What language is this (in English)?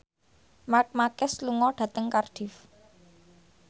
Javanese